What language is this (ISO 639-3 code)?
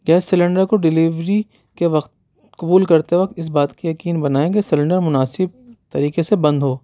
urd